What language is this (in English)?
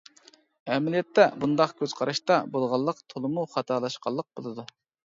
Uyghur